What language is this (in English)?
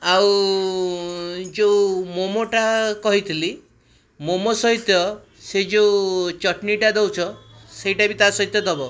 Odia